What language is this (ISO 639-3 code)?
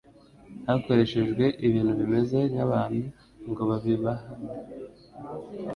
kin